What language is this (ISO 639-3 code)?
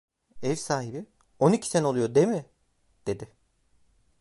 tur